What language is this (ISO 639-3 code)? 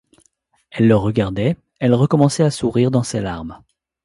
fra